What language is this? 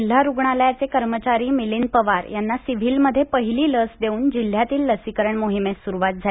Marathi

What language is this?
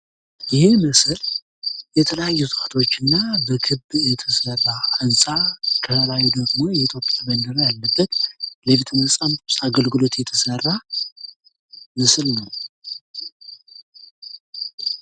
Amharic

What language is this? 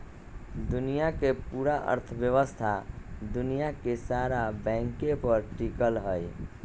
Magahi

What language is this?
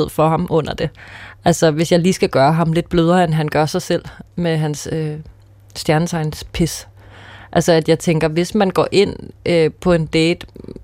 Danish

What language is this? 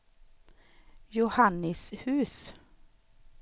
Swedish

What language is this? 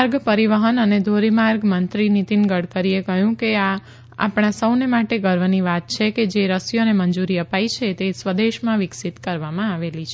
Gujarati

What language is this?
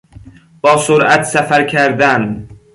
Persian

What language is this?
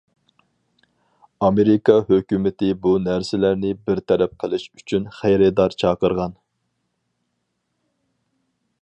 Uyghur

